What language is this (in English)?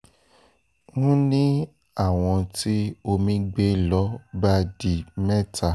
Yoruba